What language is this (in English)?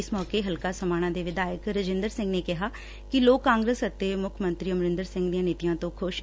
Punjabi